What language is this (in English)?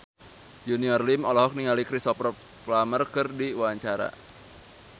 Sundanese